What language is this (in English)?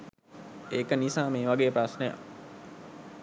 Sinhala